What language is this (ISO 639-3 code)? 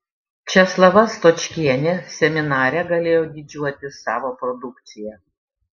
lit